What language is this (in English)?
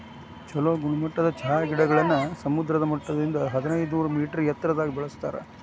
Kannada